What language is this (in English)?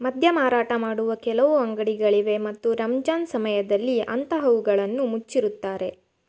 Kannada